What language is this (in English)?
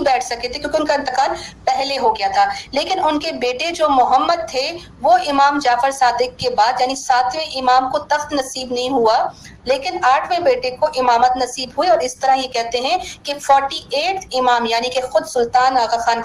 Urdu